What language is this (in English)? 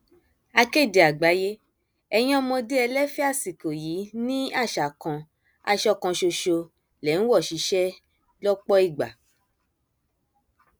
Yoruba